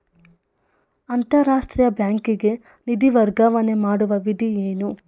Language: Kannada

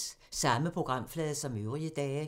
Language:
Danish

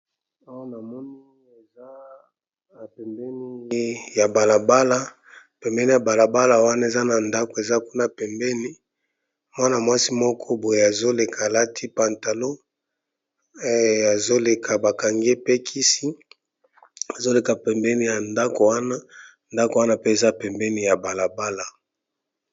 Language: Lingala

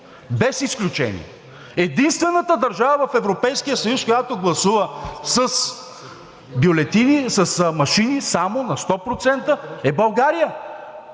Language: Bulgarian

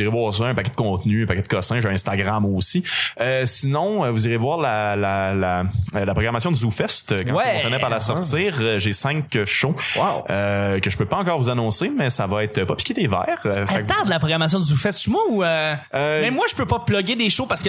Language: French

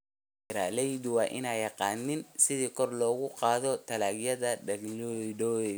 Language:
Somali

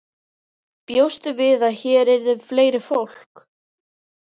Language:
Icelandic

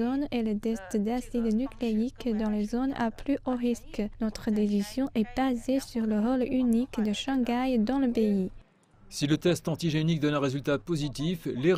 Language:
French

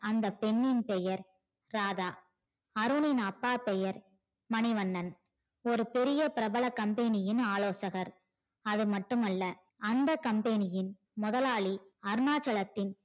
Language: Tamil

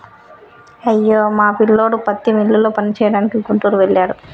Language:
Telugu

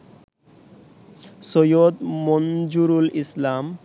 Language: Bangla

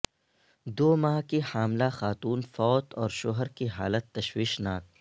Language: Urdu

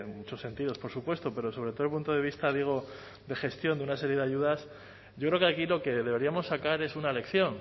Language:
Spanish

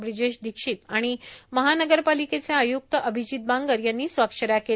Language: Marathi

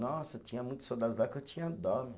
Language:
Portuguese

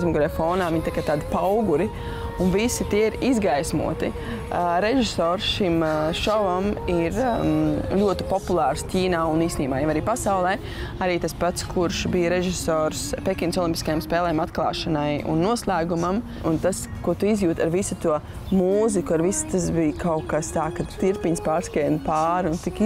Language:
Latvian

